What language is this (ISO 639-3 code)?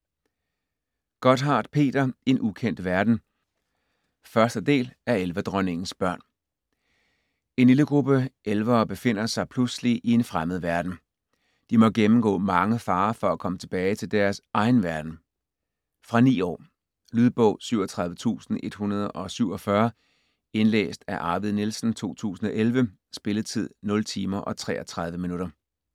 dan